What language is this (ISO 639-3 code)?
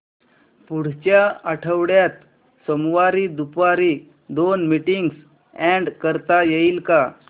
mar